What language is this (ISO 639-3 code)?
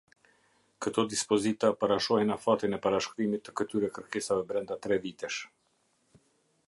sqi